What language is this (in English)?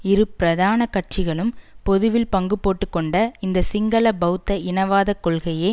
Tamil